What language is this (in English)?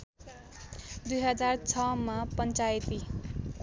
Nepali